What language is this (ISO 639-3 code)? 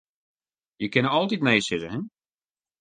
fry